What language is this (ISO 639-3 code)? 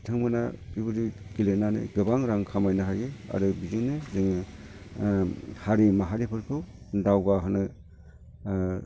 brx